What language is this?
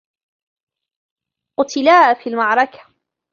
Arabic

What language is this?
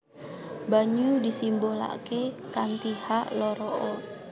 Javanese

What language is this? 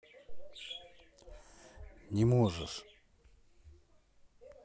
Russian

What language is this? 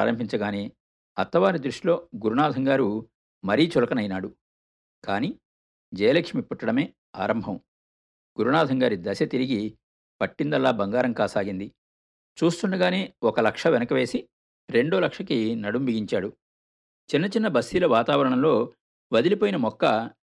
Telugu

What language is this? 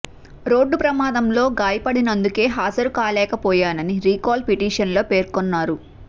Telugu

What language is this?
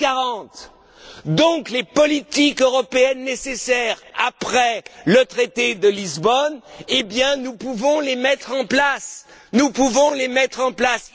French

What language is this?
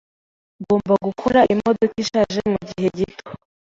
Kinyarwanda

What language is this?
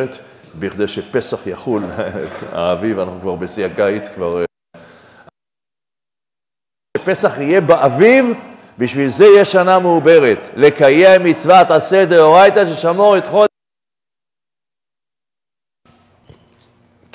Hebrew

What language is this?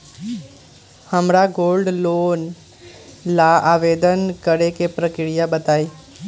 Magahi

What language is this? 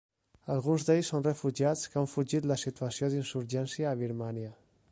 Catalan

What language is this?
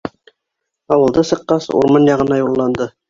Bashkir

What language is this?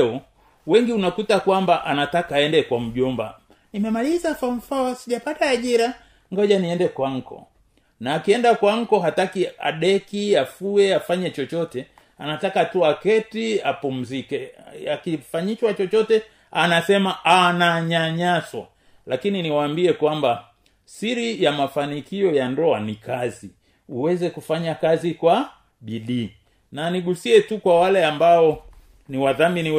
Swahili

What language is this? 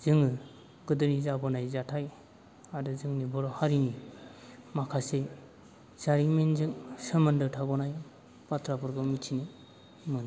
Bodo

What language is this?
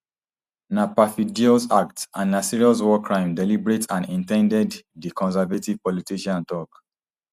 Nigerian Pidgin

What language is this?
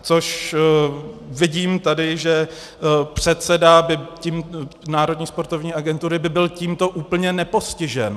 Czech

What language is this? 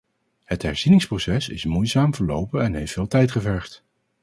Dutch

